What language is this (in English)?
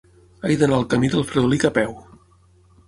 Catalan